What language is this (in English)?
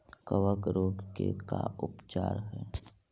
Magahi